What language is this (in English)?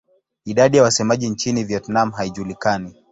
Swahili